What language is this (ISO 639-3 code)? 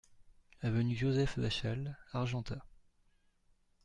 fra